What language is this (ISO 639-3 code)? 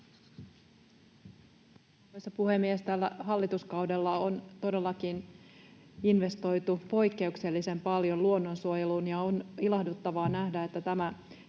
fin